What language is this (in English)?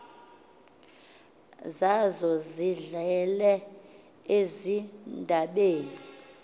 Xhosa